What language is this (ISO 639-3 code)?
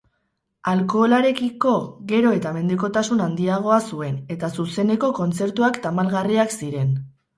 eus